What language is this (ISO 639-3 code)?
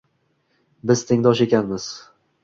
uzb